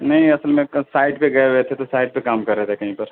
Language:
Urdu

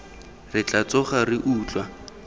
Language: Tswana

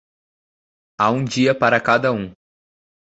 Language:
Portuguese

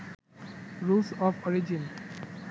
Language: Bangla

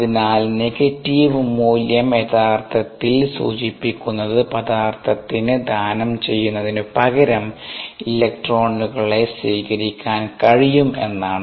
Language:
Malayalam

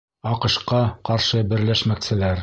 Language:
Bashkir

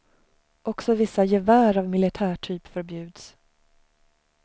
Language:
Swedish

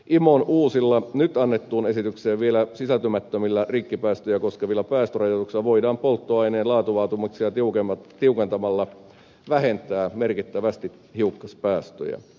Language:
Finnish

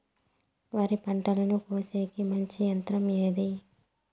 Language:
Telugu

